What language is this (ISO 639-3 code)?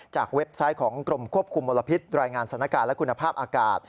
tha